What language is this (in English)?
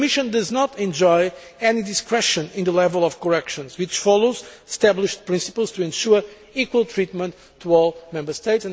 English